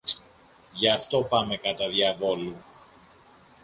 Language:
Greek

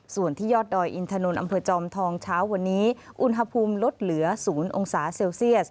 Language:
Thai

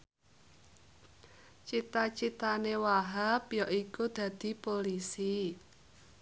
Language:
Javanese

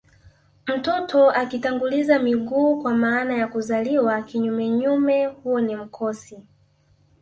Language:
Swahili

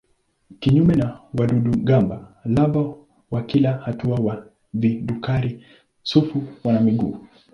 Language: Swahili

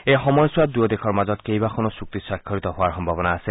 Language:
Assamese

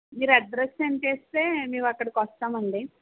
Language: Telugu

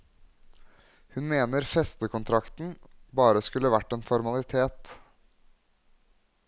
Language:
Norwegian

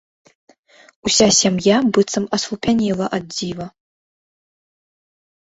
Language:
Belarusian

